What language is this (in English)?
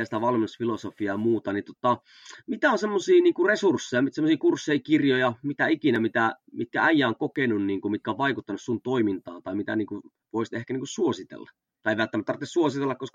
Finnish